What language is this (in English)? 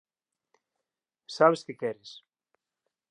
Galician